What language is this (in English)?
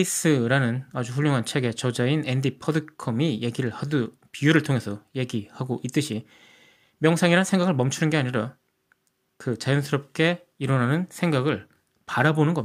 Korean